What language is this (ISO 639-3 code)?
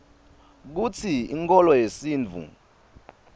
ssw